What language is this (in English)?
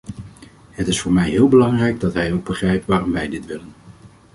Dutch